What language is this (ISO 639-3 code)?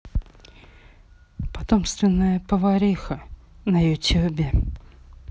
rus